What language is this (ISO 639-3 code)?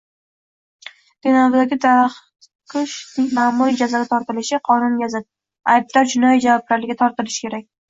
uzb